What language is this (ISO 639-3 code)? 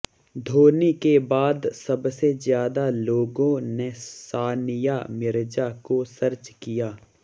hin